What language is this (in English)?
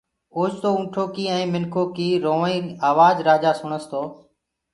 Gurgula